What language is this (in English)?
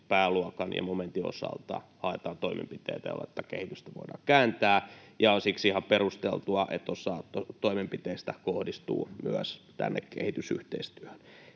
Finnish